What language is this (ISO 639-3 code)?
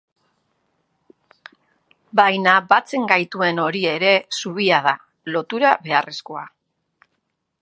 eus